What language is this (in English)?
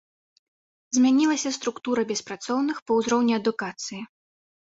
Belarusian